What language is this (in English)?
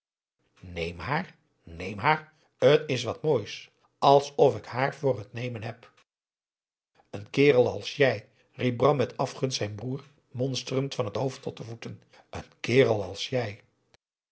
Dutch